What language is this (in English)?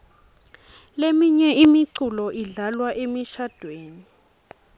Swati